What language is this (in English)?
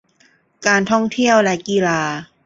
Thai